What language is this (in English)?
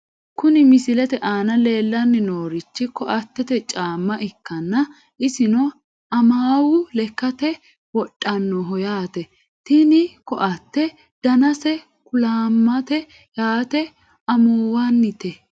Sidamo